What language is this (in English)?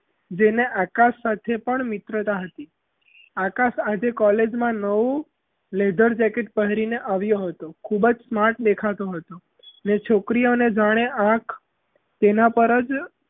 Gujarati